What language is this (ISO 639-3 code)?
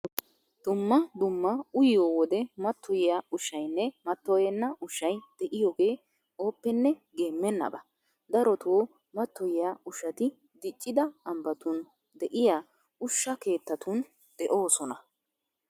wal